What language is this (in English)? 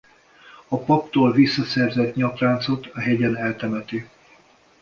Hungarian